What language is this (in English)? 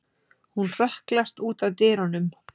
Icelandic